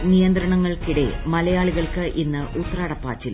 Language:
Malayalam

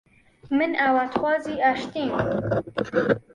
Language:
Central Kurdish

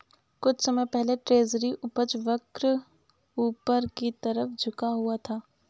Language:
Hindi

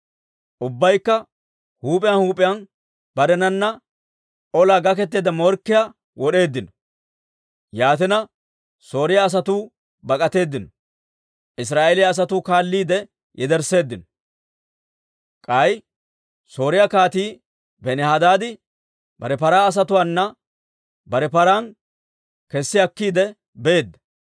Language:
Dawro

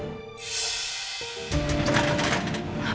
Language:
Indonesian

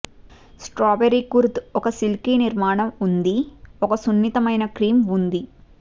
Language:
Telugu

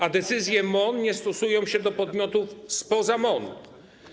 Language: Polish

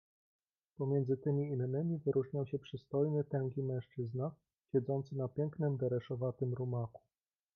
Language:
Polish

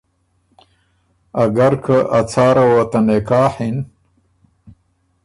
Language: Ormuri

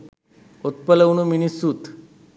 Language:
Sinhala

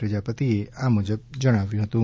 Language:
Gujarati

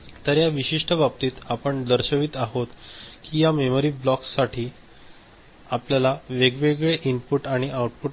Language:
Marathi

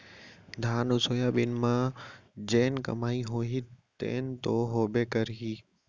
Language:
Chhattisgarhi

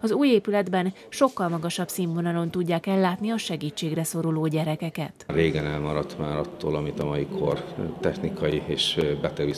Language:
Hungarian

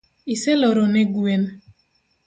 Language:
Luo (Kenya and Tanzania)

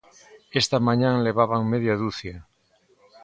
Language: Galician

